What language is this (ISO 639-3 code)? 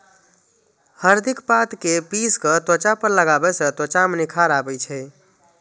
mai